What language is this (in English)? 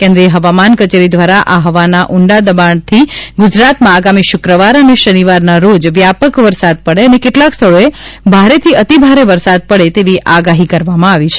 Gujarati